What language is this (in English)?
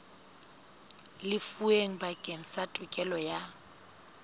Southern Sotho